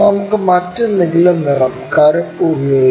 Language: Malayalam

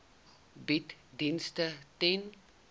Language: Afrikaans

